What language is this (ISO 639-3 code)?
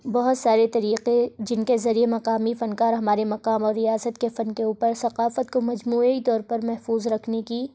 urd